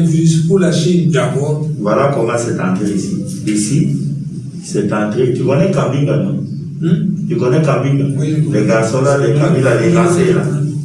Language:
French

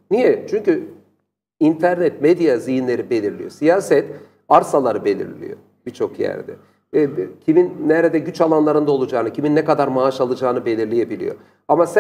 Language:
Turkish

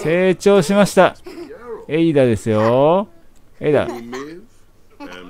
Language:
Japanese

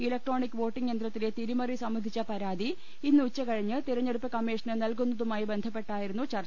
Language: Malayalam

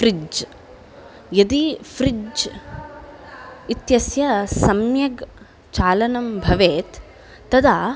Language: Sanskrit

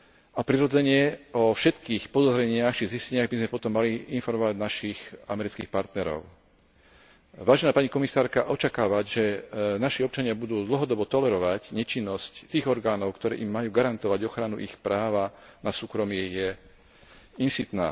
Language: Slovak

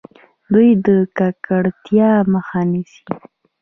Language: Pashto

